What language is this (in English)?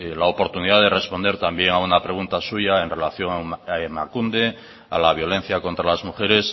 Spanish